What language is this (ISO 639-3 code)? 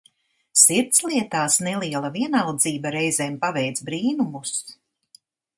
lav